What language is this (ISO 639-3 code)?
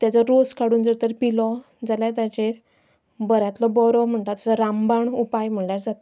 kok